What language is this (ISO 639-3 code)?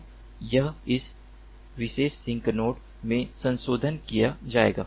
hin